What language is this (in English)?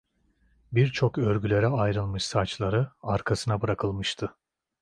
Turkish